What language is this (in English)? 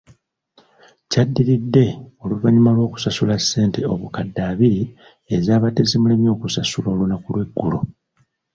Ganda